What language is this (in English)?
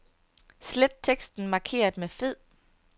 Danish